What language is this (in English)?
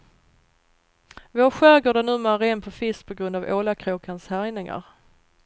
Swedish